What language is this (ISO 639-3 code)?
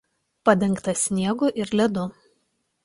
lit